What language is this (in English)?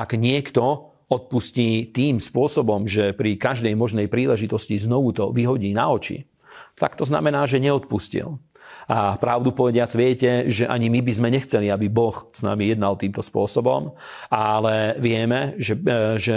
Slovak